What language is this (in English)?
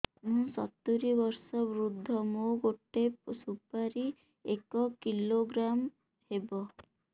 Odia